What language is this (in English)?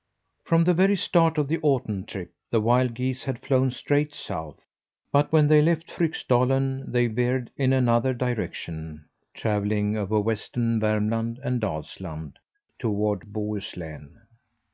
English